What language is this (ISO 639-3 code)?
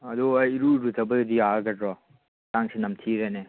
mni